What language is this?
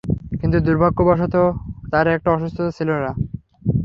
Bangla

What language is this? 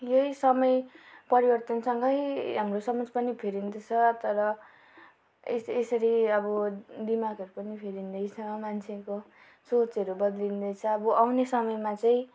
Nepali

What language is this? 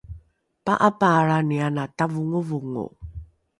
Rukai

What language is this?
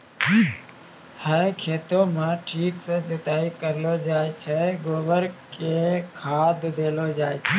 Maithili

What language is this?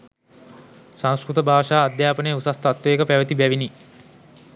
Sinhala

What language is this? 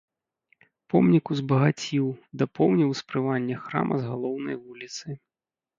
Belarusian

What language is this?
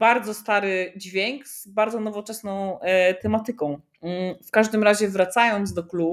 Polish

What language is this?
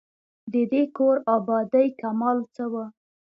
Pashto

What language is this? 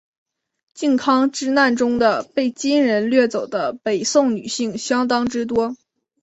Chinese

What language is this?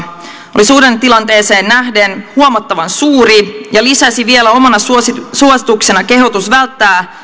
Finnish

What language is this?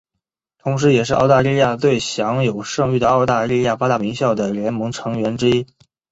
Chinese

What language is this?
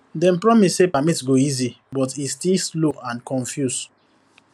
Nigerian Pidgin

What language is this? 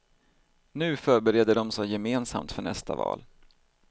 Swedish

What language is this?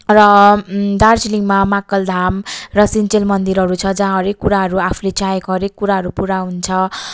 Nepali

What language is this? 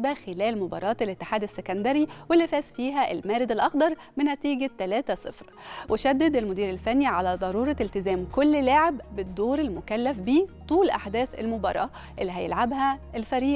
Arabic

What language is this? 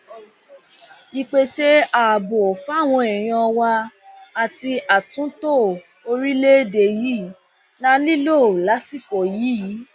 Yoruba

